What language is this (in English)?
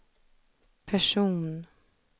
Swedish